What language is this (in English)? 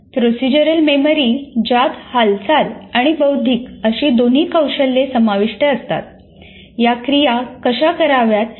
Marathi